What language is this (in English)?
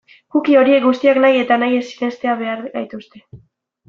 Basque